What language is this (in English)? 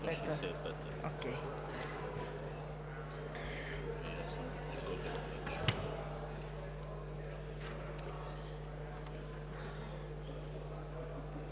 Bulgarian